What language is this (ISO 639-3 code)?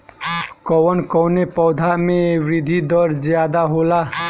bho